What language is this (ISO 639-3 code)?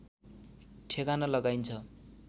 nep